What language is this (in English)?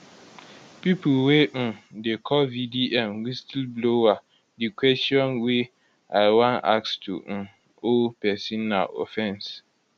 Nigerian Pidgin